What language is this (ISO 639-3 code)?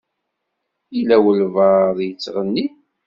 kab